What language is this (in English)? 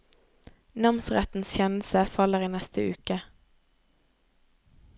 Norwegian